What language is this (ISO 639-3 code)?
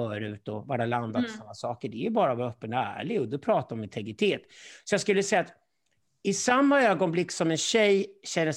swe